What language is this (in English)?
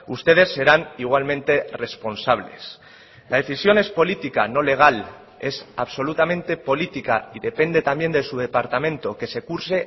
Spanish